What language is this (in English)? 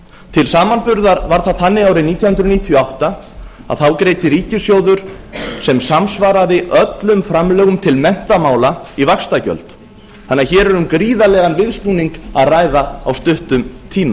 Icelandic